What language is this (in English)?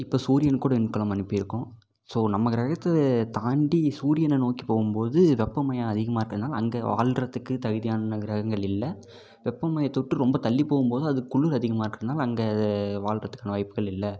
Tamil